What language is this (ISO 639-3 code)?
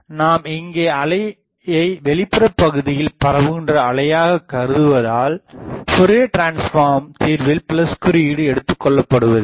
tam